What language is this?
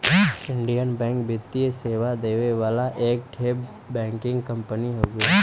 Bhojpuri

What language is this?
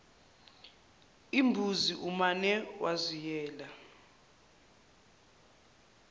Zulu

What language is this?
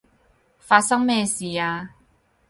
Cantonese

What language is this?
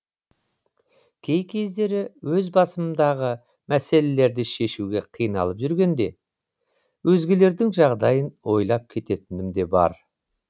Kazakh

